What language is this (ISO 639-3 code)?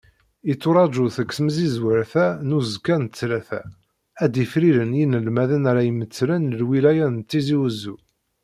kab